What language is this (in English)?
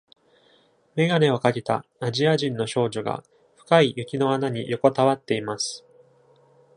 Japanese